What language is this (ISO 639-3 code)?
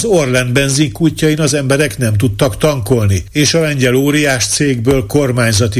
hun